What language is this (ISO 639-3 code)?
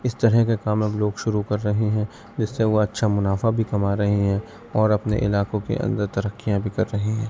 urd